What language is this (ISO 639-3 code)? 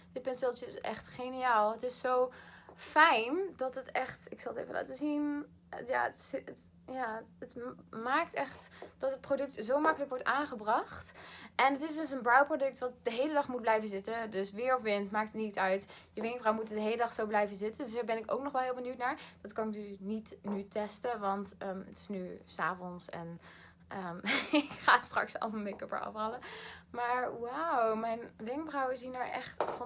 nld